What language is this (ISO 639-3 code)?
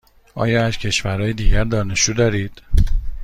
fas